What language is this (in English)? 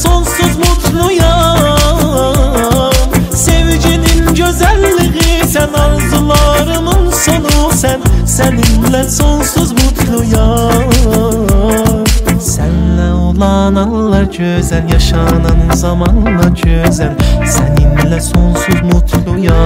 Arabic